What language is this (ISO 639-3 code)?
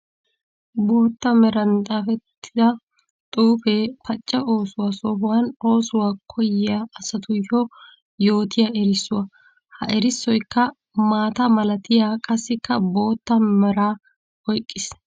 wal